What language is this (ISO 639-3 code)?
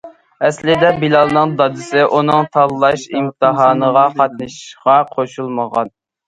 uig